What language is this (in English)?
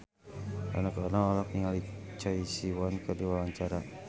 Sundanese